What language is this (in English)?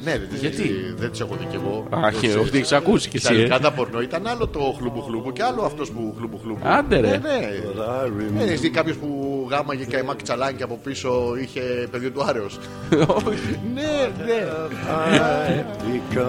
Greek